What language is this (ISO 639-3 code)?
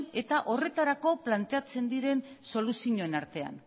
eus